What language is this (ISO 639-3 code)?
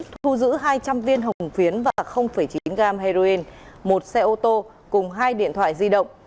vie